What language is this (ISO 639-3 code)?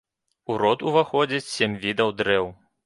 bel